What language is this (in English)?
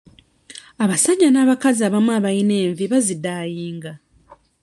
Ganda